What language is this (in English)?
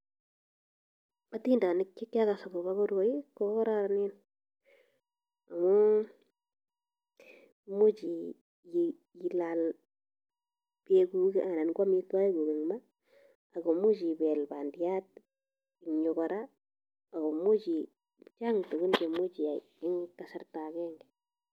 Kalenjin